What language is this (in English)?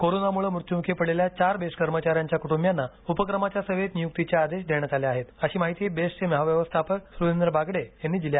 Marathi